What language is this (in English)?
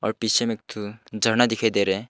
Hindi